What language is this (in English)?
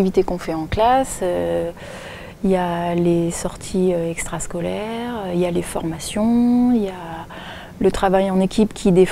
French